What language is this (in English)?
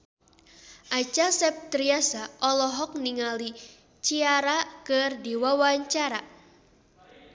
Sundanese